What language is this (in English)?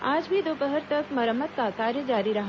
Hindi